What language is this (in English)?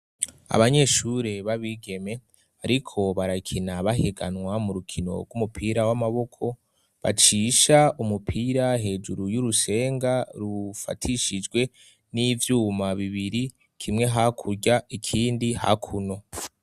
Rundi